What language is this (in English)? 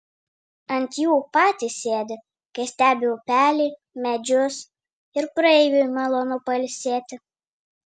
Lithuanian